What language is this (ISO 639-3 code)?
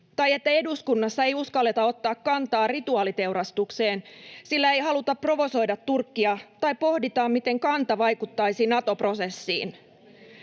fin